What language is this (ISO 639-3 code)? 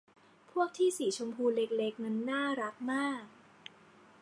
tha